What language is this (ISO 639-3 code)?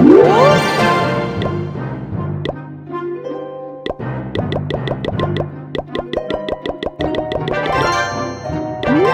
kor